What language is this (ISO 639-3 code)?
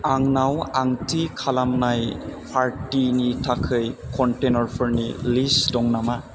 brx